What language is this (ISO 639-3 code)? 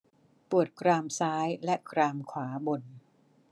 tha